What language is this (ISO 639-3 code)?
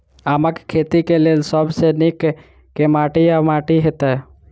mai